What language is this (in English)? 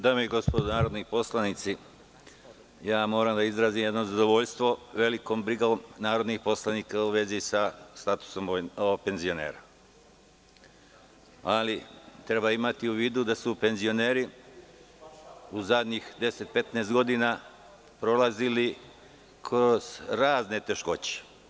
Serbian